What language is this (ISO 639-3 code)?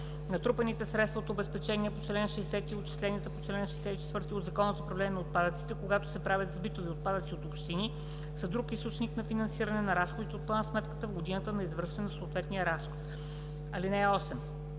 bul